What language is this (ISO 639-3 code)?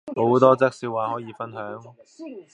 yue